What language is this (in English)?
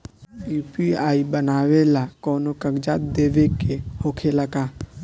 Bhojpuri